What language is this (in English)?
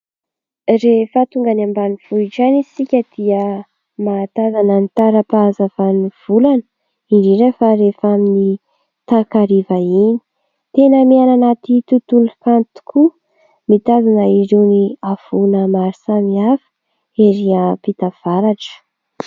Malagasy